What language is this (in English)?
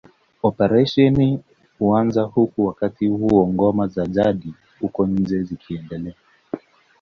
Swahili